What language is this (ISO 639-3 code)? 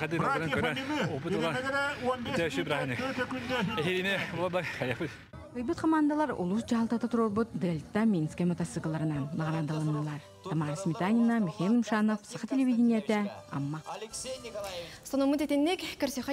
tur